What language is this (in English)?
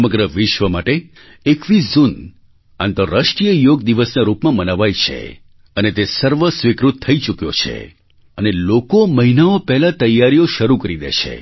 Gujarati